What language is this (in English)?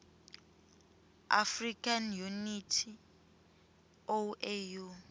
Swati